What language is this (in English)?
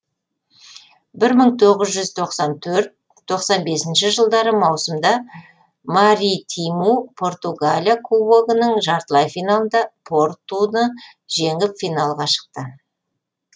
Kazakh